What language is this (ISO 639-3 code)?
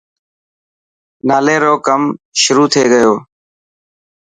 mki